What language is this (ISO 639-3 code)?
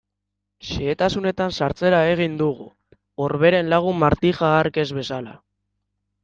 eus